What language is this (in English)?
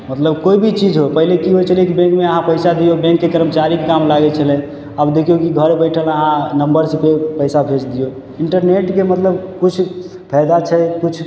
Maithili